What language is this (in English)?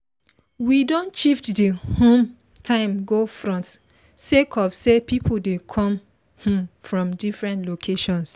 Nigerian Pidgin